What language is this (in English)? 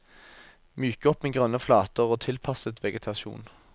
Norwegian